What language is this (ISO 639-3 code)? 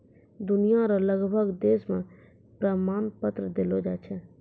mai